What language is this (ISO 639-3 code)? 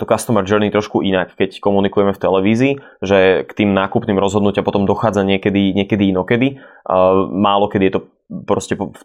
slk